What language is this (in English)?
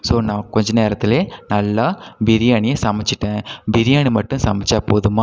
Tamil